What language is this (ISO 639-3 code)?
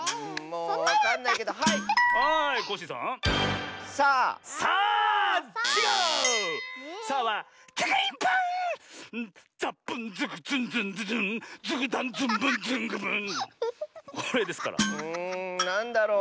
jpn